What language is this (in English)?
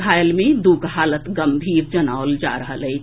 Maithili